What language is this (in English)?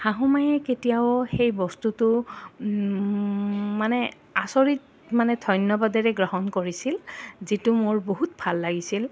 Assamese